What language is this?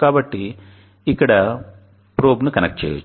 Telugu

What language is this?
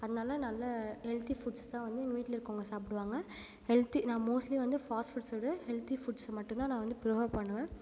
Tamil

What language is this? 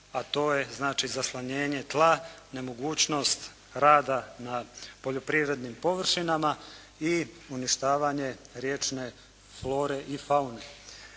Croatian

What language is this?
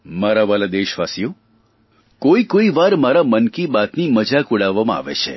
Gujarati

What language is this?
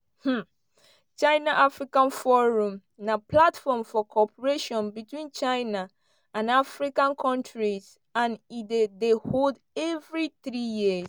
Nigerian Pidgin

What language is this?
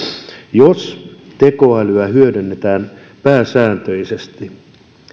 Finnish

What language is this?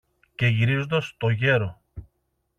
Greek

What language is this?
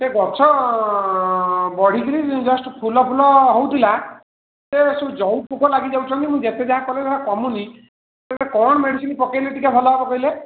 Odia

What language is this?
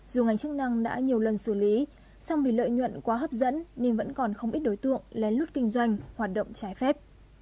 Vietnamese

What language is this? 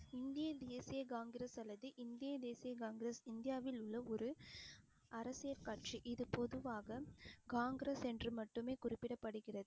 Tamil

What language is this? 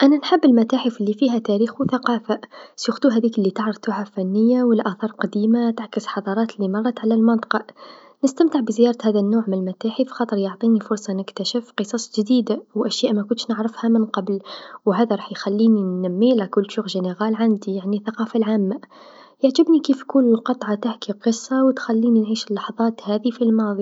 Tunisian Arabic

